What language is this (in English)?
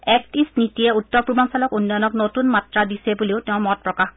Assamese